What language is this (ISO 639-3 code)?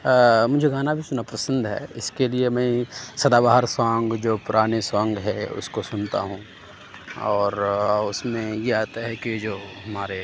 urd